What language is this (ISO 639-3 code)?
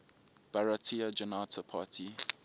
eng